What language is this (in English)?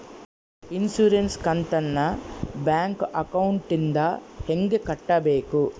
Kannada